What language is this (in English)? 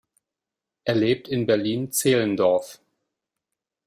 German